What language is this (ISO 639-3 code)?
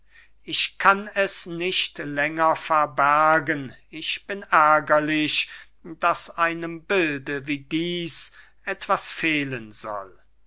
deu